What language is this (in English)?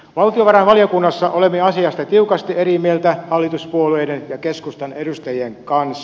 Finnish